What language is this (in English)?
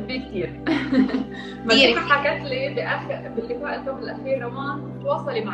Arabic